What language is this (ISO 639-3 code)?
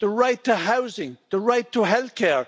eng